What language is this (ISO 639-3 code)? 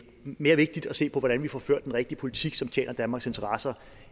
dan